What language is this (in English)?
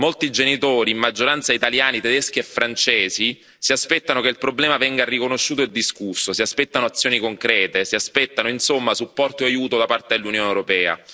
Italian